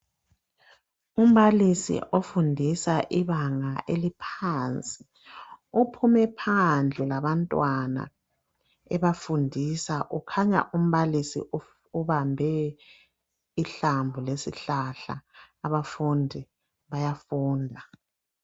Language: North Ndebele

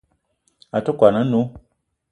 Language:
Eton (Cameroon)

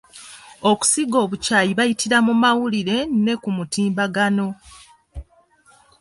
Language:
Ganda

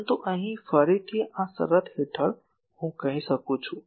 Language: Gujarati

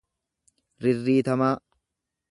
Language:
Oromo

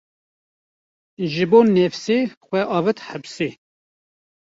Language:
Kurdish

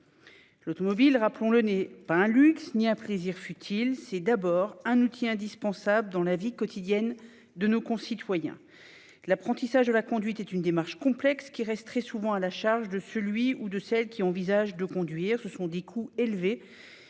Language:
French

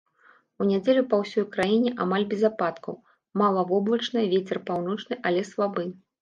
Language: Belarusian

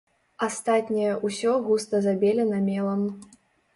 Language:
Belarusian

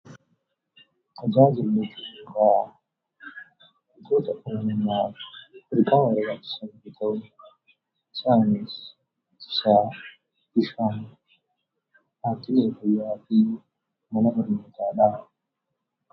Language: Oromo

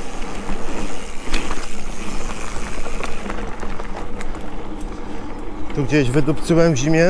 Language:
Polish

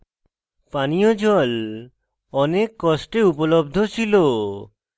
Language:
Bangla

